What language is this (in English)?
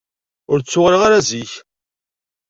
Kabyle